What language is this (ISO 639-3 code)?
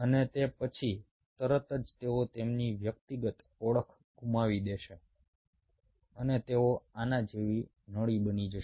guj